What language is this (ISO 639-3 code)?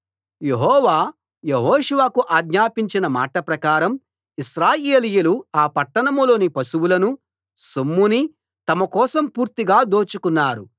tel